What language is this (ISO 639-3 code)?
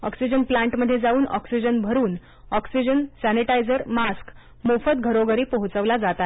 mar